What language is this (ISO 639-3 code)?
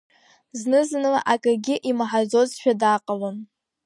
abk